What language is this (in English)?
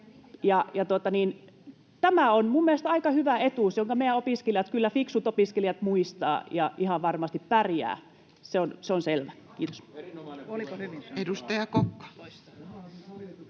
Finnish